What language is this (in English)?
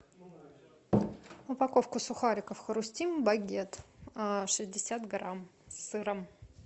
Russian